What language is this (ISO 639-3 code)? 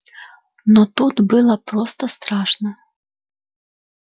rus